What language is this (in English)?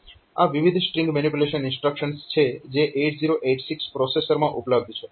Gujarati